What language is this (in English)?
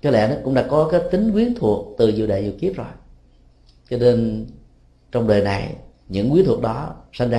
Vietnamese